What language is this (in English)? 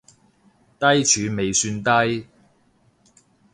Cantonese